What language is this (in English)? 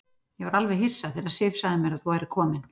Icelandic